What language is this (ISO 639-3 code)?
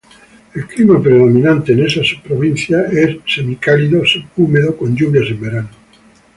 spa